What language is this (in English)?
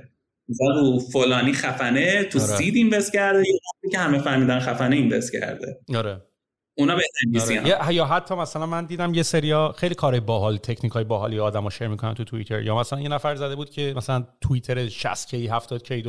Persian